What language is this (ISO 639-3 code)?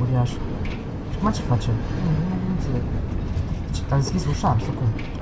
ron